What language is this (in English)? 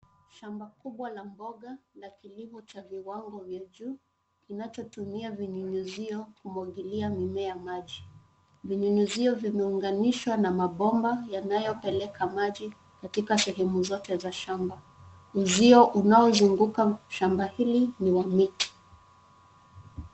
Swahili